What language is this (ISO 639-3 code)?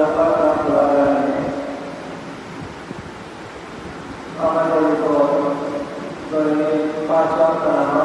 ind